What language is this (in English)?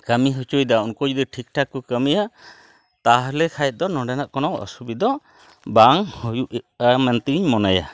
Santali